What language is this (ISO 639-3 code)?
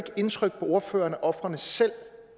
dan